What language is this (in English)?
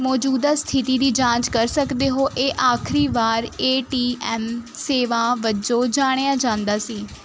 Punjabi